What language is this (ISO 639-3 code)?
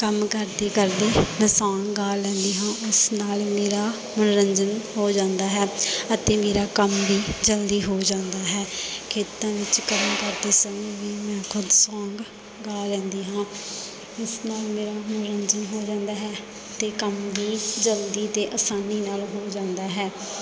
pan